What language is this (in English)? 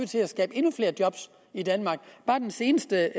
Danish